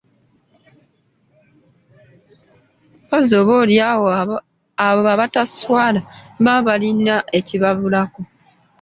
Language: Ganda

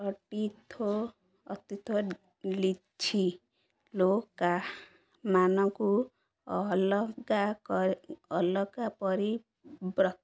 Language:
Odia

